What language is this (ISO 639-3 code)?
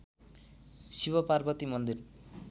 nep